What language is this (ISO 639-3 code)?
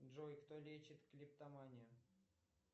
rus